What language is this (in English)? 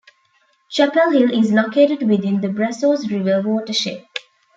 English